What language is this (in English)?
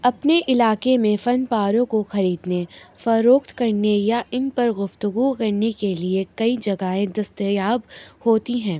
Urdu